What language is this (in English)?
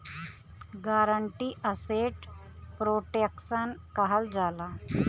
Bhojpuri